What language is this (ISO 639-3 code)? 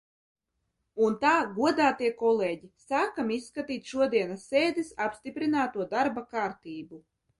lav